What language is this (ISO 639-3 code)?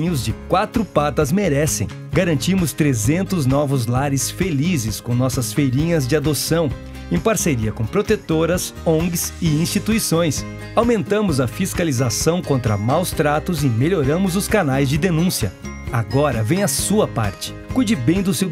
por